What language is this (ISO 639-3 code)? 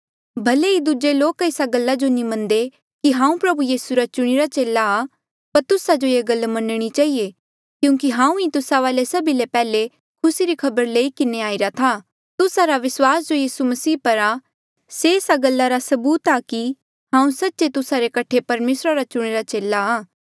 mjl